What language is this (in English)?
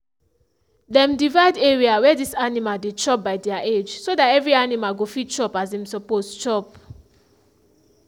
Nigerian Pidgin